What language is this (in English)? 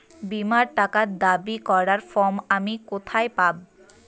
Bangla